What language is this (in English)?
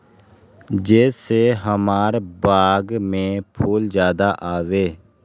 Magahi